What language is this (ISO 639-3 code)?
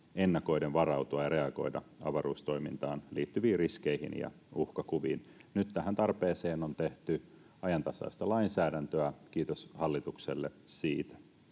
fin